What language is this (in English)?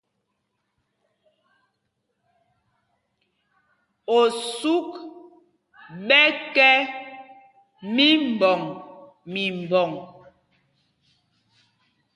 Mpumpong